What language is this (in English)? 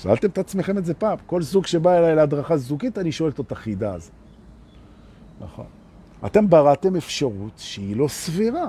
Hebrew